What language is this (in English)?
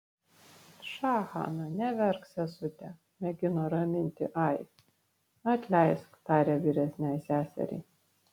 Lithuanian